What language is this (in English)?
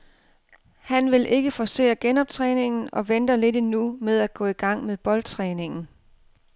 Danish